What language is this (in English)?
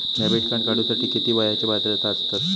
Marathi